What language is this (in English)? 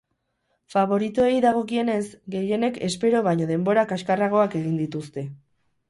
Basque